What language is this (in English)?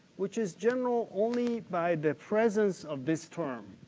English